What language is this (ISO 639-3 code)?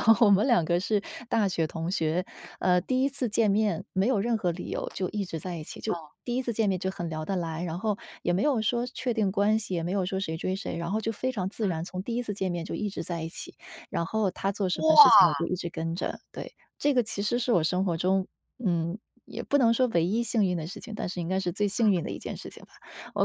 zho